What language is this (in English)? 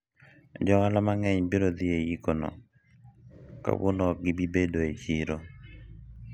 Luo (Kenya and Tanzania)